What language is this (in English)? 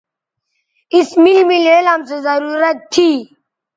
Bateri